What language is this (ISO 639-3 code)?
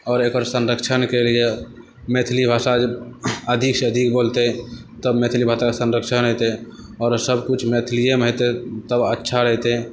mai